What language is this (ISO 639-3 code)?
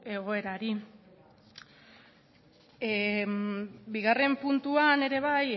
eus